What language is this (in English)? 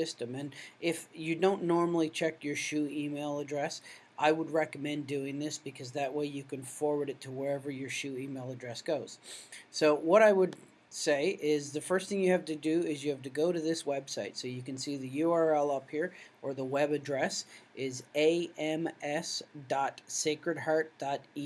English